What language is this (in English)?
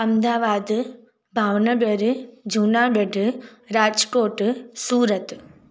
Sindhi